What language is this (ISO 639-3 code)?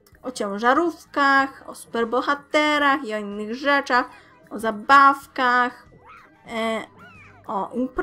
pol